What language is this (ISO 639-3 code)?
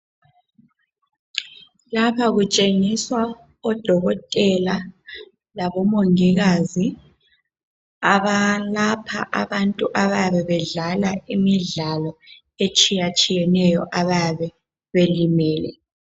nde